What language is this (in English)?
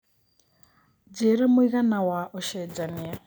Kikuyu